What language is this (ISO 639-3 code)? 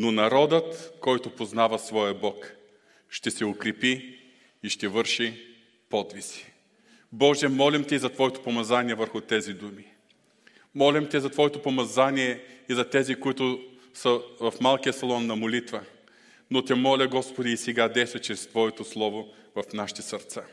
bul